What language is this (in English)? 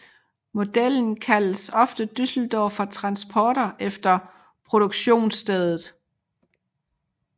Danish